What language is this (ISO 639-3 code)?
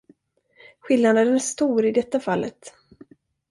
swe